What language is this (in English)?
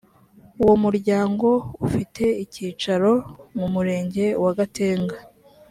Kinyarwanda